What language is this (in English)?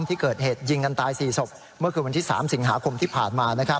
Thai